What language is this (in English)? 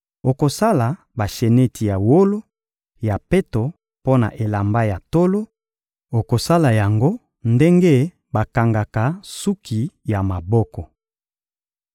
Lingala